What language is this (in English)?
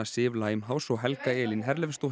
Icelandic